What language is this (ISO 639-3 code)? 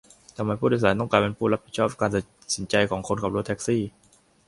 tha